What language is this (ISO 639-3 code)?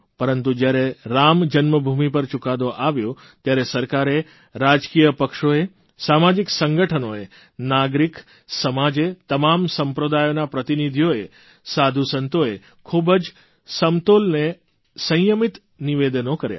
guj